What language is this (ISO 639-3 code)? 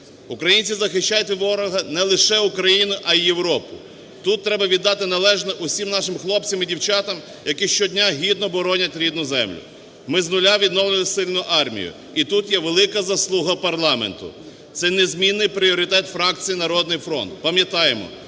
ukr